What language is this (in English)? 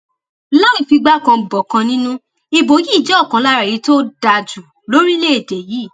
Yoruba